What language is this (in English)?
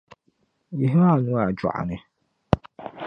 Dagbani